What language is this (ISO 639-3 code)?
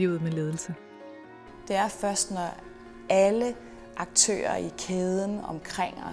dan